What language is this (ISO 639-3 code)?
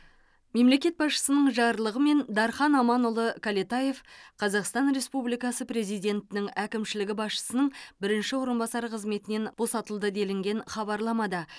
kaz